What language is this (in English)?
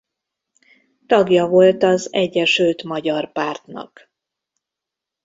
Hungarian